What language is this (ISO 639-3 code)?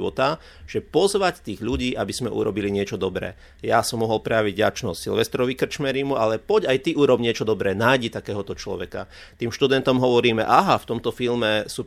slk